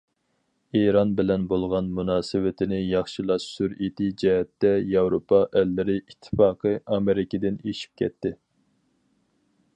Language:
Uyghur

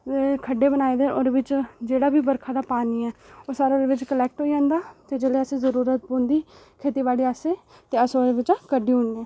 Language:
Dogri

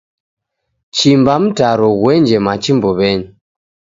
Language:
Taita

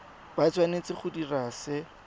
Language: Tswana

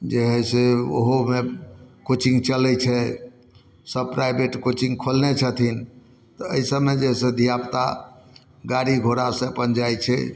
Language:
Maithili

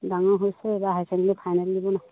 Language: Assamese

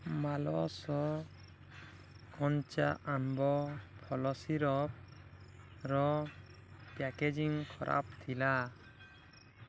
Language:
Odia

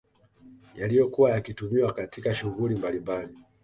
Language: Swahili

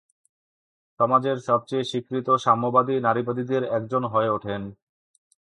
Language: Bangla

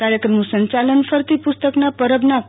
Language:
Gujarati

